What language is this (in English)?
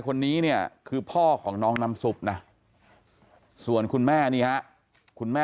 Thai